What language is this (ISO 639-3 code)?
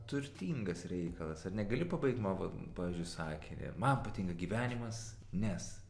lit